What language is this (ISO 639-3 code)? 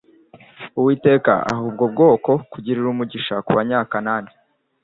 kin